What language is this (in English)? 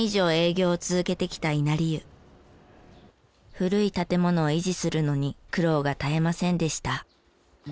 Japanese